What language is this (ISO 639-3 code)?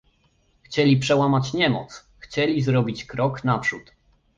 pol